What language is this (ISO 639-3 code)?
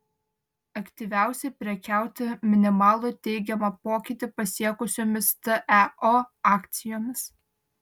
lit